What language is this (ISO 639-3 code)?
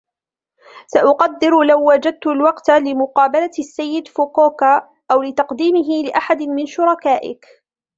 ara